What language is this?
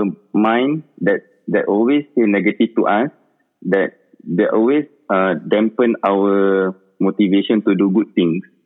Malay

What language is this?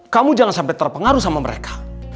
Indonesian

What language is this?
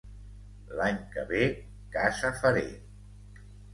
Catalan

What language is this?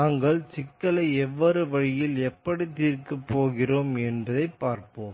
Tamil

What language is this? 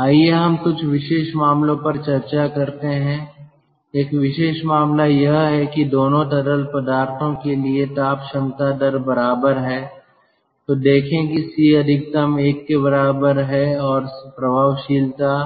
Hindi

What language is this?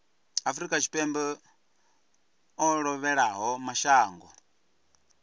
Venda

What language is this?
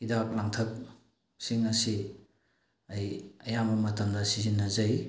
Manipuri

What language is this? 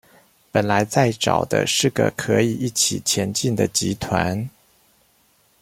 Chinese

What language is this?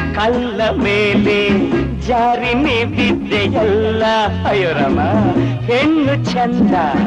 Kannada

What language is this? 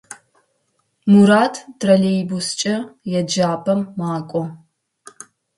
Adyghe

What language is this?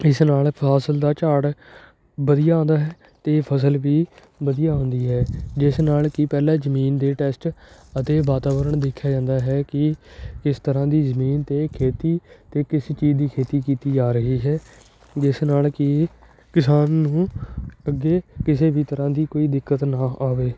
Punjabi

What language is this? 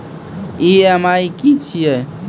Maithili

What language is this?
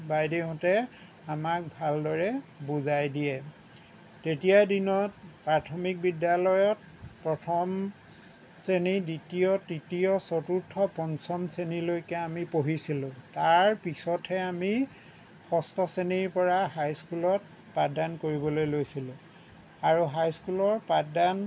Assamese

